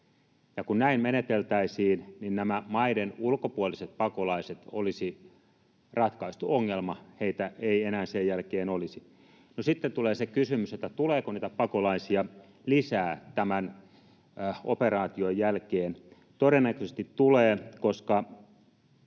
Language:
Finnish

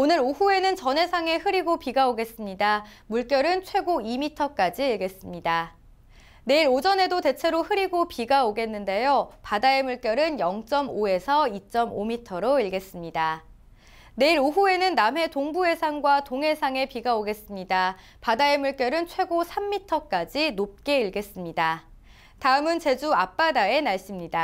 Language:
Korean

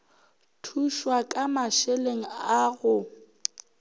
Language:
Northern Sotho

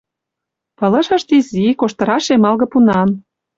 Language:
Mari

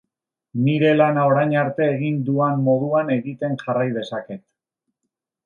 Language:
Basque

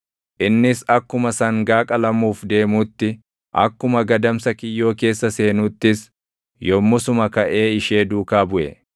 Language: Oromo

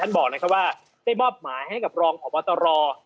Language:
Thai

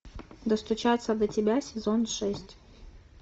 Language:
Russian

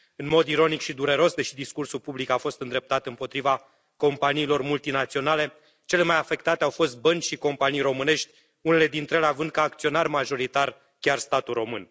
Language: Romanian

